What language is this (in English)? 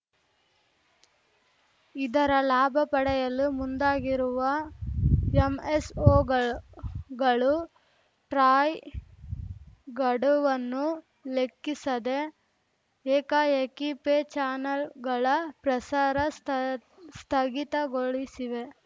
Kannada